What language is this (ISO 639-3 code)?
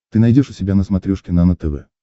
rus